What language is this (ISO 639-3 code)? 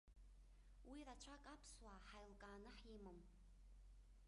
abk